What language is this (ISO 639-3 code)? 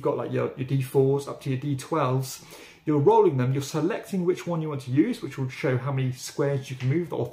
eng